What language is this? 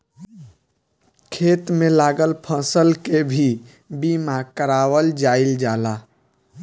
Bhojpuri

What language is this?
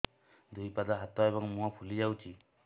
Odia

